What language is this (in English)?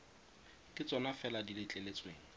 Tswana